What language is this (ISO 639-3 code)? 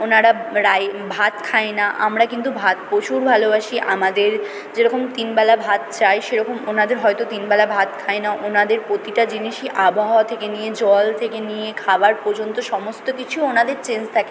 ben